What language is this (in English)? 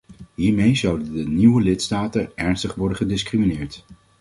Dutch